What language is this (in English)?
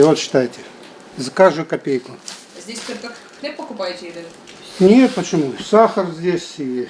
Ukrainian